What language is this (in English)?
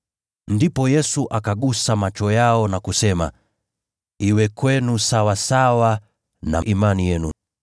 Swahili